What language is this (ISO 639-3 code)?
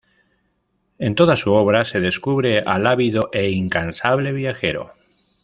spa